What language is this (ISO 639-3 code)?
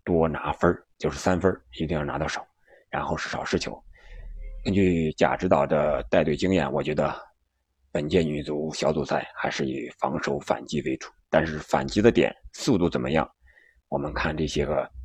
zho